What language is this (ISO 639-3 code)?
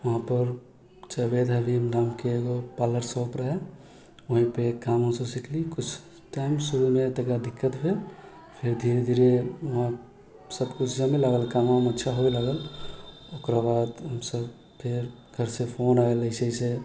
mai